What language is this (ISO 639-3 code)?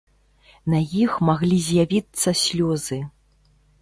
bel